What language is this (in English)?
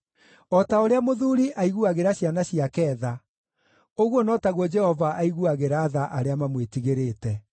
Kikuyu